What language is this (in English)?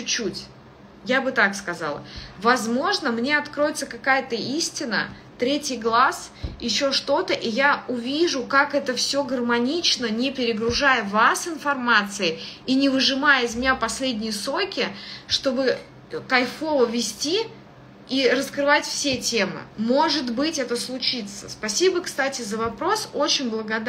Russian